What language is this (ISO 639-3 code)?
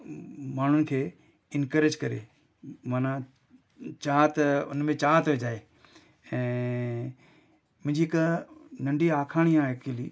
snd